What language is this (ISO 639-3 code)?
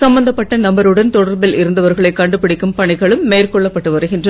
tam